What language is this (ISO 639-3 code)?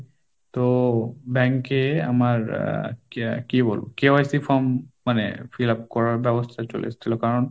ben